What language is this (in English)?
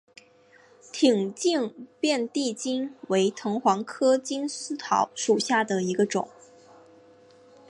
Chinese